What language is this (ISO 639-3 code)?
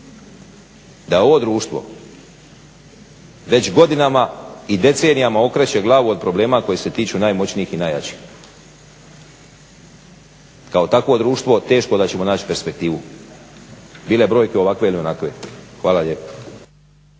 hrv